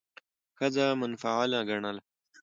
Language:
Pashto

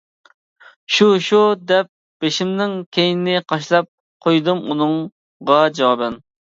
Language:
Uyghur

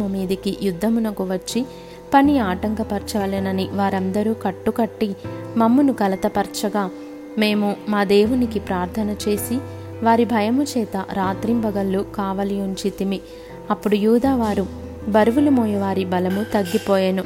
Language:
Telugu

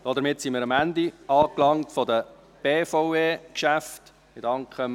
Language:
Swiss German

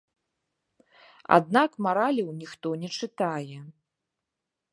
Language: Belarusian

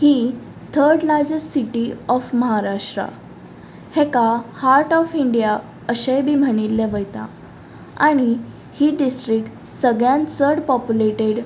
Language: Konkani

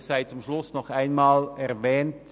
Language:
Swiss German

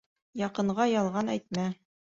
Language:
Bashkir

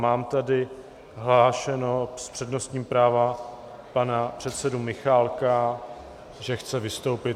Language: Czech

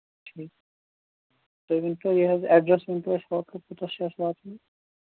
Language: Kashmiri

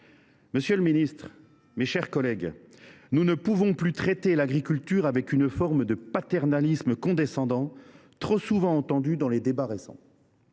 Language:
French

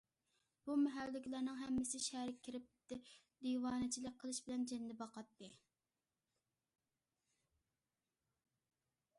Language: Uyghur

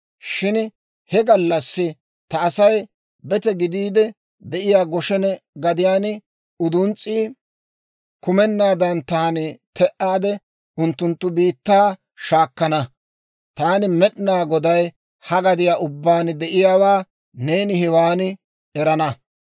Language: Dawro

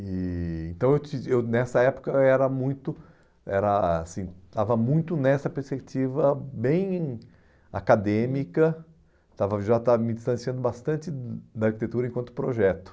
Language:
Portuguese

